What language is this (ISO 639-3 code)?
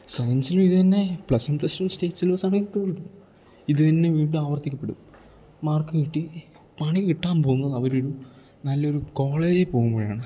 mal